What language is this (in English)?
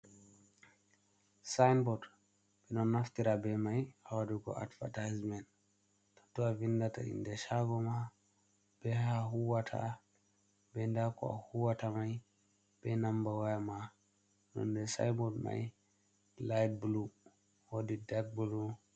Fula